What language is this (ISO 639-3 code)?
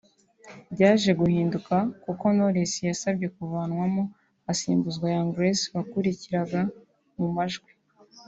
kin